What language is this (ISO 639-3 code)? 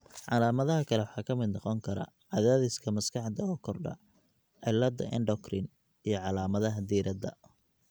som